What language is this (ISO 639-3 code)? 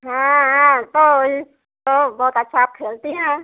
hin